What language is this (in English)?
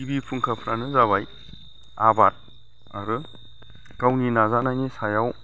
Bodo